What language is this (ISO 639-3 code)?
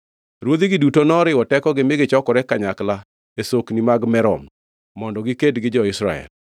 luo